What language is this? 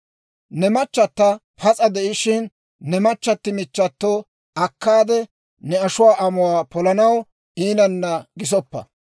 Dawro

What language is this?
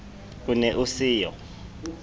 Southern Sotho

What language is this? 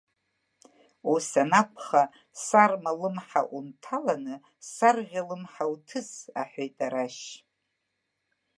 Abkhazian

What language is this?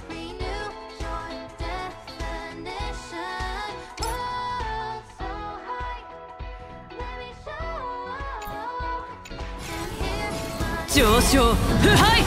Japanese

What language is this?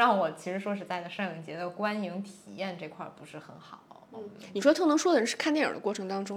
Chinese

